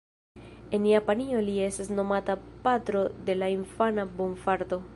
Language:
Esperanto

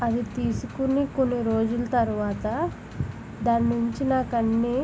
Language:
Telugu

